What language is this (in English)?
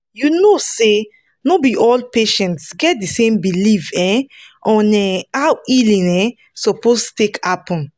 Nigerian Pidgin